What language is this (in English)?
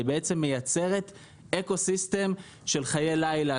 Hebrew